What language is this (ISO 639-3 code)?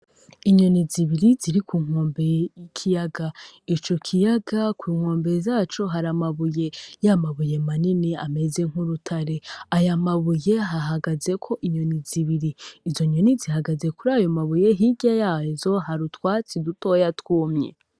run